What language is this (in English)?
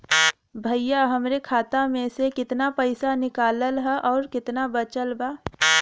Bhojpuri